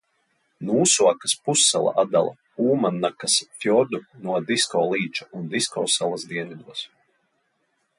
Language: Latvian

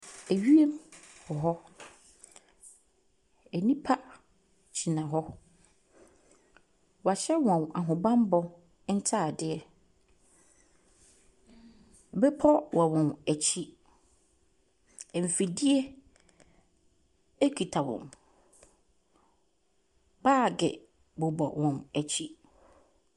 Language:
Akan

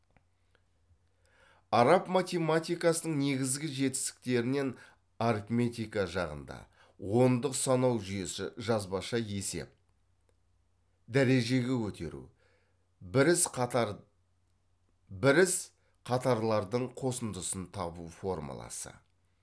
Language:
Kazakh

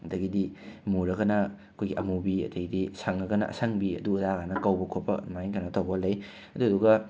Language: Manipuri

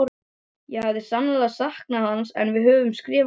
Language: Icelandic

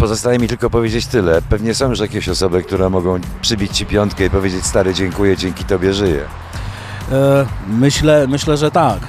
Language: Polish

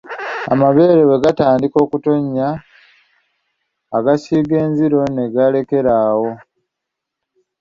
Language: Ganda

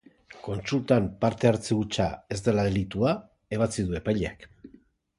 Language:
Basque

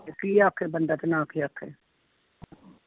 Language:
Punjabi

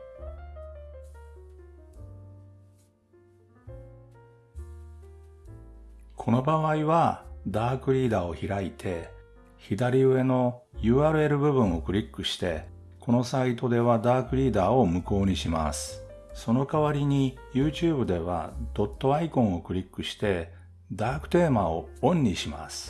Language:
Japanese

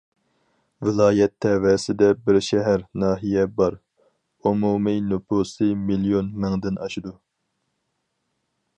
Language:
Uyghur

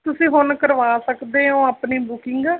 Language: Punjabi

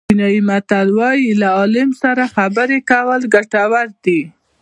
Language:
Pashto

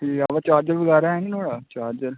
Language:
Dogri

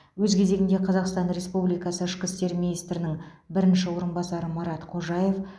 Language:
Kazakh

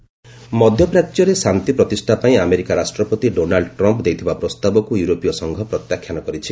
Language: Odia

